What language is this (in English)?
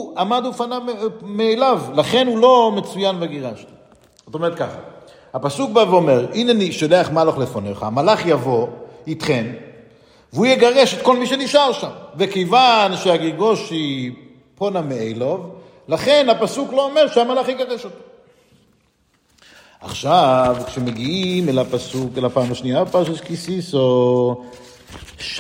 Hebrew